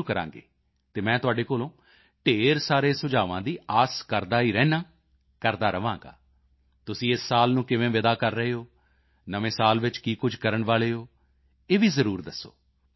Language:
Punjabi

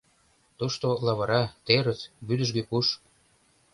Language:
Mari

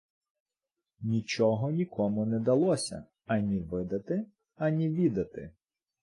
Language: Ukrainian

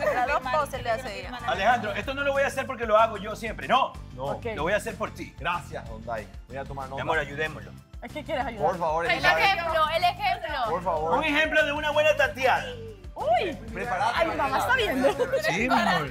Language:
Spanish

